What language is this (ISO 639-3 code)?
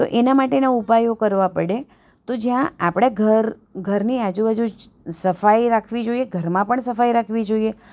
guj